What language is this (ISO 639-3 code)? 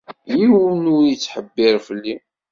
kab